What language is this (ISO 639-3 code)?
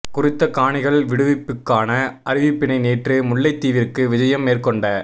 tam